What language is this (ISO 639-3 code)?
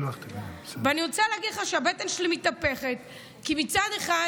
heb